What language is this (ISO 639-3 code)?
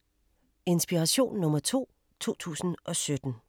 dan